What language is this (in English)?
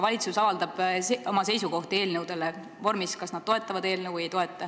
Estonian